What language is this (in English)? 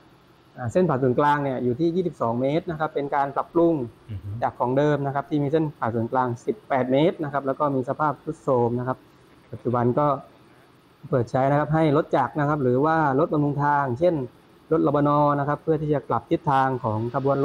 Thai